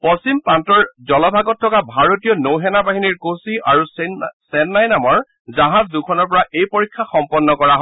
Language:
Assamese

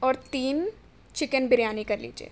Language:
Urdu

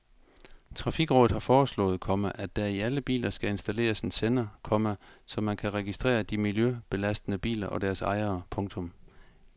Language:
Danish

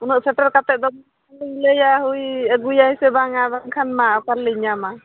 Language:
Santali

